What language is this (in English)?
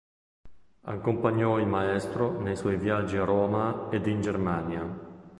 Italian